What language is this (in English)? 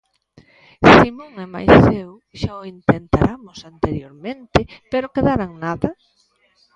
Galician